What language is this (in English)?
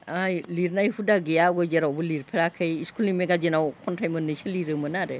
Bodo